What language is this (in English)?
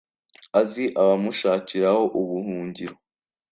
Kinyarwanda